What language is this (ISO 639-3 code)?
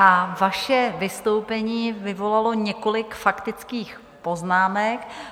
ces